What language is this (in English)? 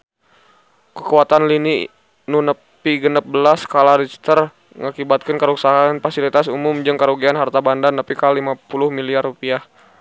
Sundanese